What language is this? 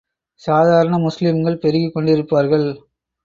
Tamil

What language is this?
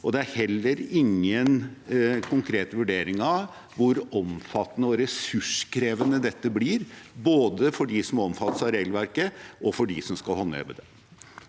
Norwegian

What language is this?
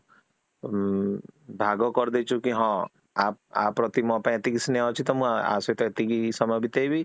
Odia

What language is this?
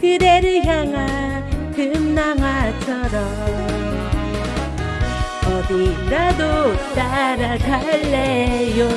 Korean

